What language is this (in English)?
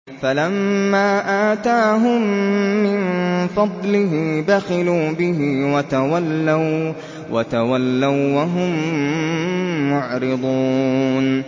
Arabic